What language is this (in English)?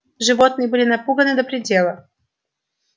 Russian